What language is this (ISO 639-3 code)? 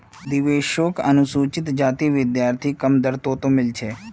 mag